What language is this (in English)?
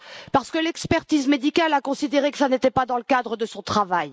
French